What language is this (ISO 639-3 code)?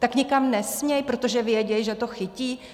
ces